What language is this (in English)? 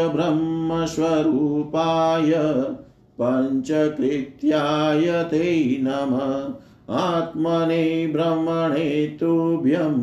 Hindi